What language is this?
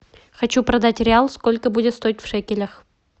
Russian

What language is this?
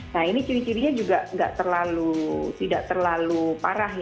Indonesian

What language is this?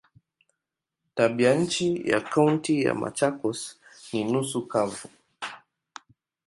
Swahili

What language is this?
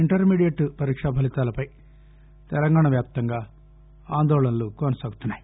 Telugu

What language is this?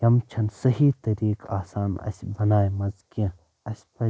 Kashmiri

